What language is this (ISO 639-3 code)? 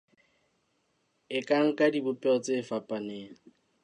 sot